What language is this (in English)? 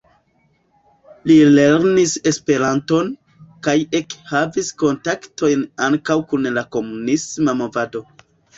Esperanto